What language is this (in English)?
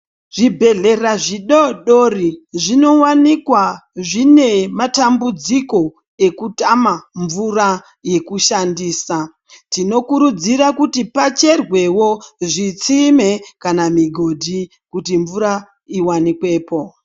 Ndau